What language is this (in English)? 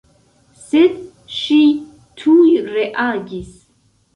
Esperanto